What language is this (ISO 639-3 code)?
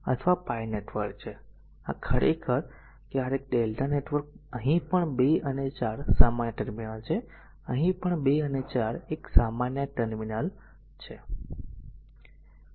guj